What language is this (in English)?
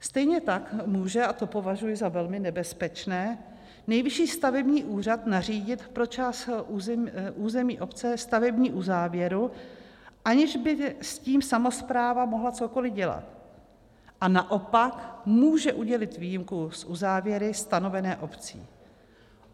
Czech